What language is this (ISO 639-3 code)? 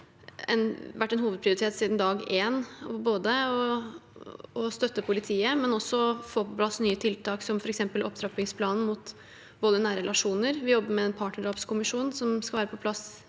nor